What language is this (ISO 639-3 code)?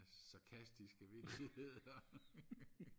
dan